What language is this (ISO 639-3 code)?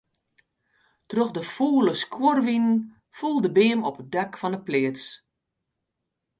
fry